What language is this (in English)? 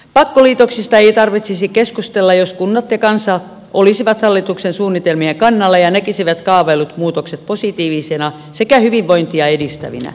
Finnish